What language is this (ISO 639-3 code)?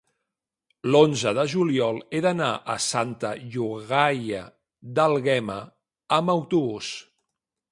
cat